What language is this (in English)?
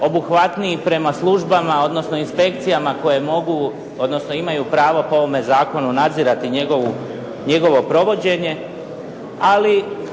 Croatian